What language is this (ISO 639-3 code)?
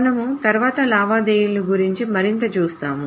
tel